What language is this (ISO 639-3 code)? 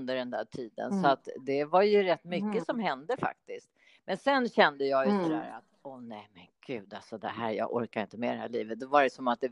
swe